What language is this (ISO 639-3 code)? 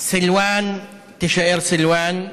heb